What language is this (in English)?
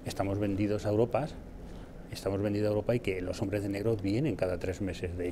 Spanish